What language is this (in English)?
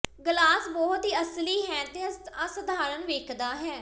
Punjabi